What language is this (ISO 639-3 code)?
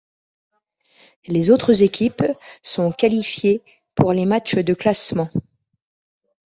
fra